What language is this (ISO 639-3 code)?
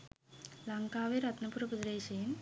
sin